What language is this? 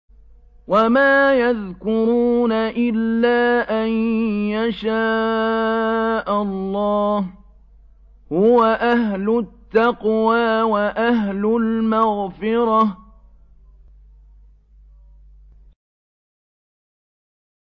Arabic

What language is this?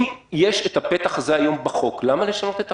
Hebrew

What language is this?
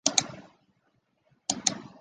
Chinese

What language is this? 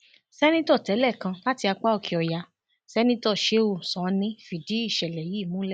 Yoruba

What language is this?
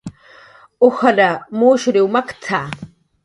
Jaqaru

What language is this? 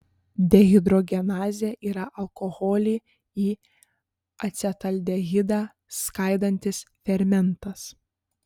Lithuanian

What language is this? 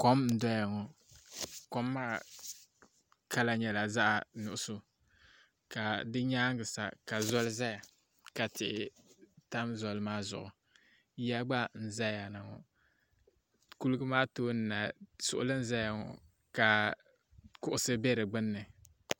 Dagbani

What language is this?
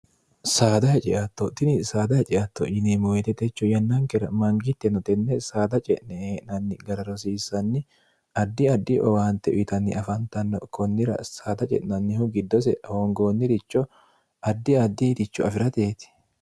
Sidamo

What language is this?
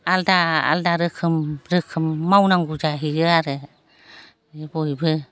Bodo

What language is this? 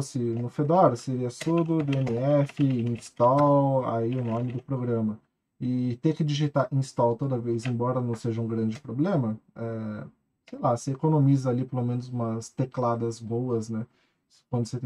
Portuguese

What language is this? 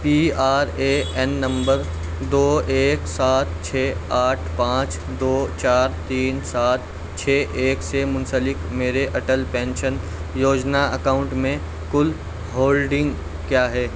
Urdu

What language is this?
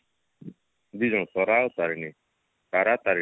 Odia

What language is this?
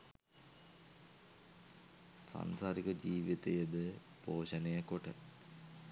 Sinhala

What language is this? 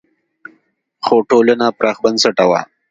Pashto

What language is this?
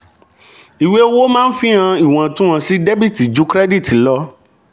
Yoruba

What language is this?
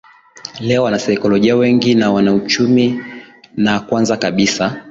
Swahili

